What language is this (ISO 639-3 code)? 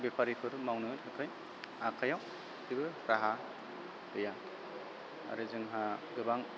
brx